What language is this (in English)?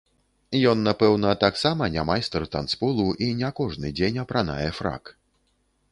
Belarusian